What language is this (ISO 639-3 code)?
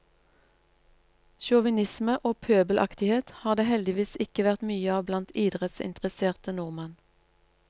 nor